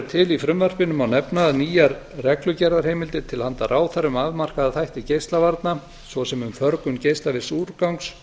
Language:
Icelandic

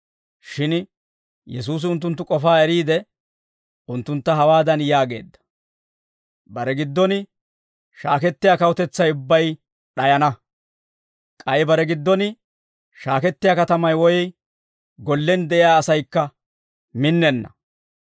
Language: Dawro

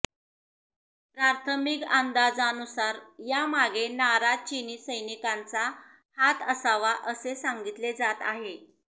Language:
Marathi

